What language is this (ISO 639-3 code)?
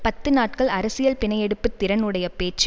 tam